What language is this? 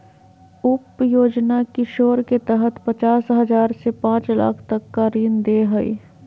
Magahi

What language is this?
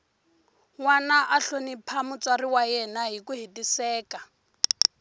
Tsonga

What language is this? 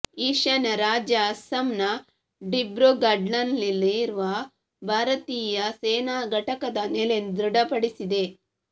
Kannada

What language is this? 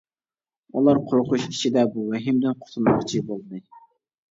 Uyghur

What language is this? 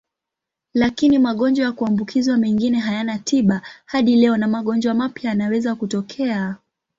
Swahili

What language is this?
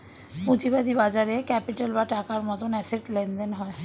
Bangla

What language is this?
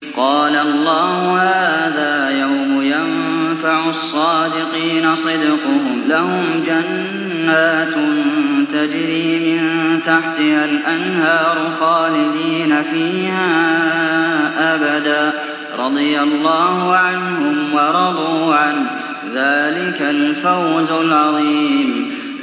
Arabic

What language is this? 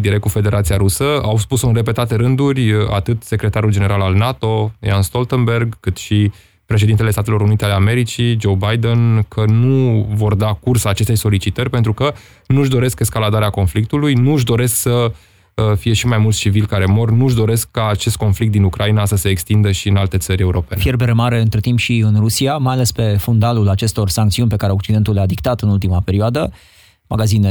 Romanian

